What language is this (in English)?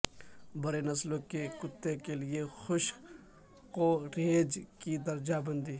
Urdu